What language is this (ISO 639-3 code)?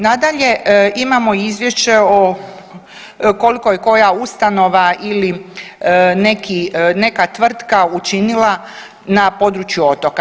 hrv